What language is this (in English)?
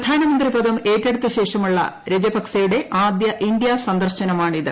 Malayalam